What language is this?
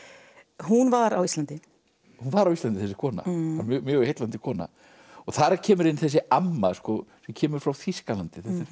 Icelandic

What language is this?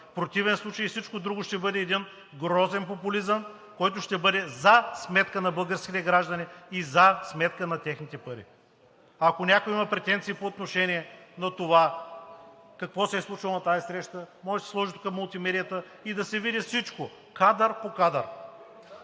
Bulgarian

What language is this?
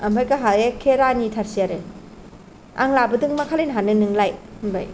Bodo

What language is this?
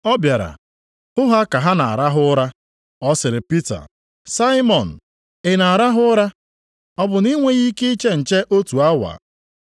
Igbo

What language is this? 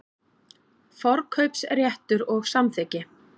Icelandic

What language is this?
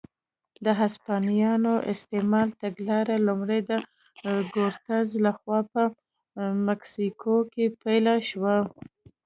Pashto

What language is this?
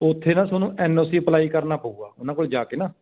Punjabi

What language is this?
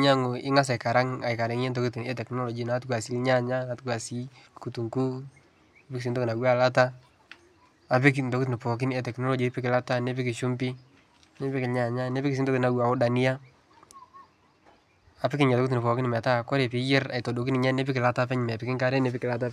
Masai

